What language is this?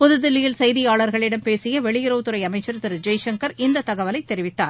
Tamil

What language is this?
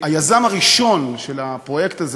Hebrew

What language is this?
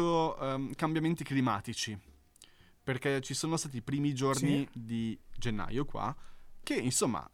Italian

